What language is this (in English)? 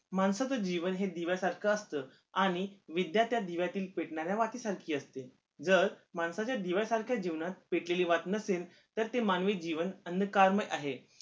Marathi